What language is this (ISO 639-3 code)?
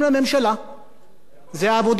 heb